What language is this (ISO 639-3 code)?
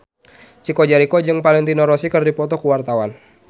sun